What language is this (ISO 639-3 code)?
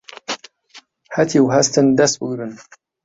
ckb